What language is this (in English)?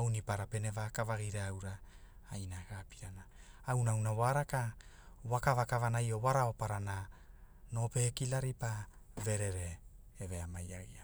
Hula